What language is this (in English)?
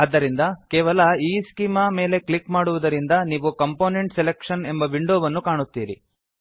Kannada